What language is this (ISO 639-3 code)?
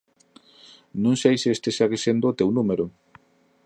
glg